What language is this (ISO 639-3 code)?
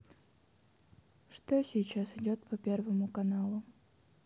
rus